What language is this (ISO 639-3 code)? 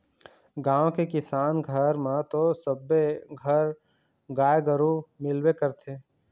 hne